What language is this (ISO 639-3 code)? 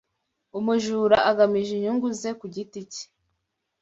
kin